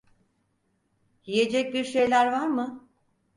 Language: Turkish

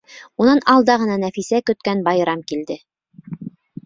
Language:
Bashkir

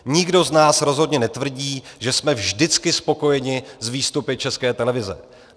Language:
Czech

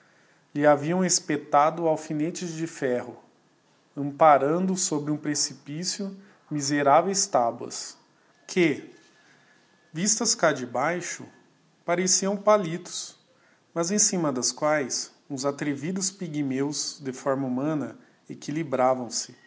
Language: Portuguese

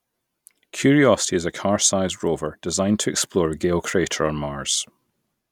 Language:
English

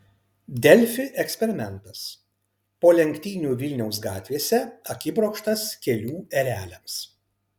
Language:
Lithuanian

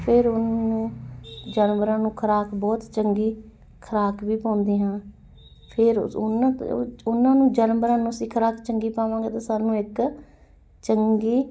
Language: Punjabi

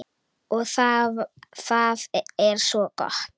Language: Icelandic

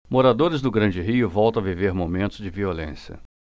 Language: Portuguese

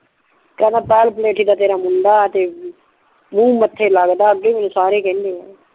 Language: Punjabi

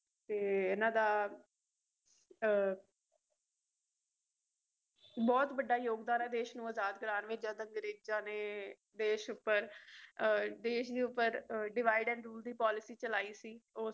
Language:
Punjabi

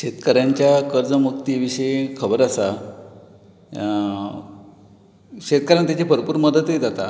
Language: Konkani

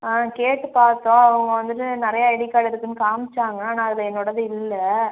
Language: Tamil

